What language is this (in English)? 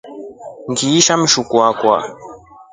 Rombo